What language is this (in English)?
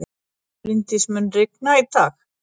Icelandic